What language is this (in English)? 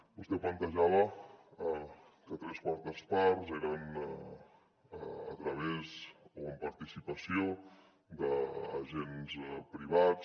Catalan